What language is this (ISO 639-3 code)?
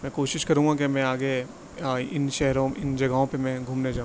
urd